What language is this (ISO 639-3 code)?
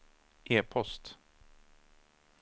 swe